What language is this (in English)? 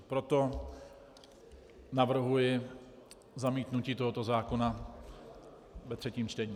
Czech